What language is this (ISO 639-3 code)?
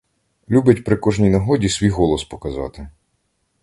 ukr